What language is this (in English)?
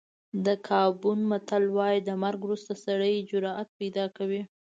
Pashto